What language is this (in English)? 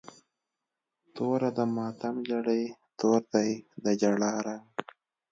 Pashto